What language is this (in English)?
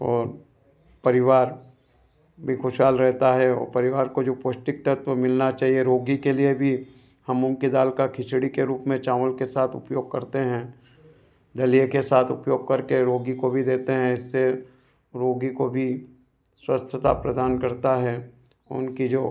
Hindi